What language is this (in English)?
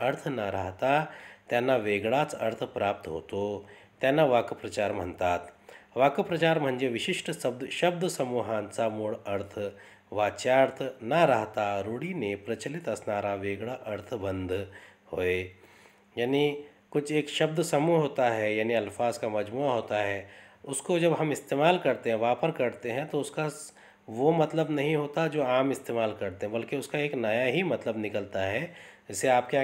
Hindi